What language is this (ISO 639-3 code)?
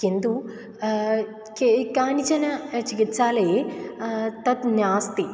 san